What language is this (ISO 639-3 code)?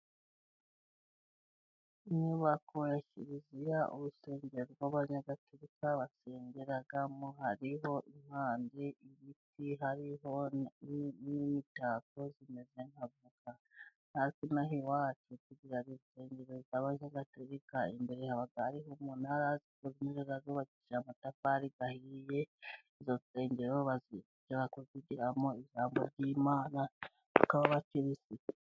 kin